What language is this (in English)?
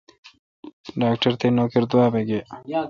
Kalkoti